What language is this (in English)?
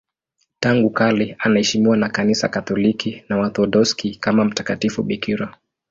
Swahili